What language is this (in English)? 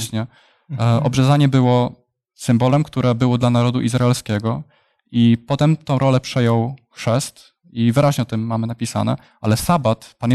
Polish